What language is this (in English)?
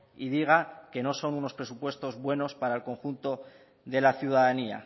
Spanish